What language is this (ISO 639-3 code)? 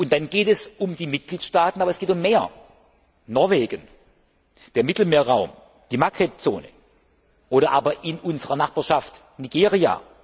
deu